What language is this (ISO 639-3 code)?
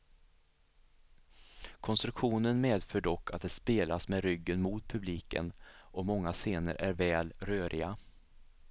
swe